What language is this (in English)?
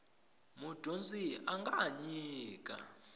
Tsonga